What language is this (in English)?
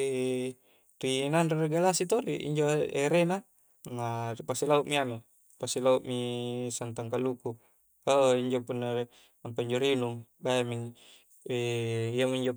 Coastal Konjo